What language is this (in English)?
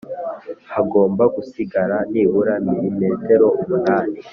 Kinyarwanda